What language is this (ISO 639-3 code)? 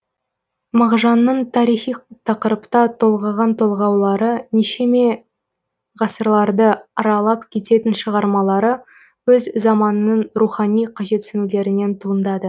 kaz